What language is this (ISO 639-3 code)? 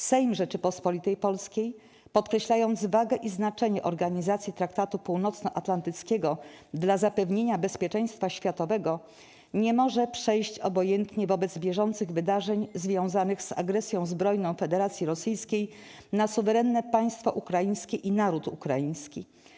pol